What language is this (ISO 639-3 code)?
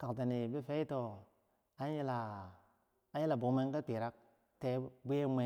bsj